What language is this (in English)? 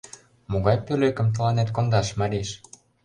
Mari